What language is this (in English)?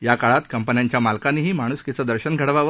Marathi